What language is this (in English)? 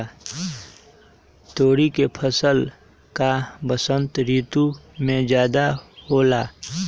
Magahi